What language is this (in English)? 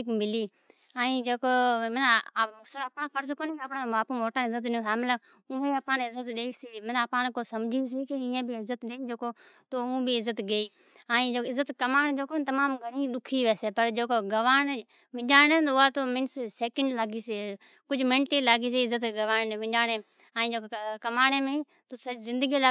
Od